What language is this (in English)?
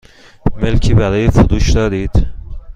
Persian